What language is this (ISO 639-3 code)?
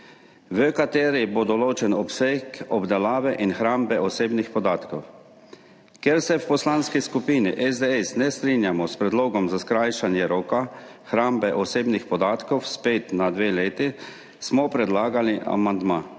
slv